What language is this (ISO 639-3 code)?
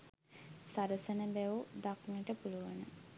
sin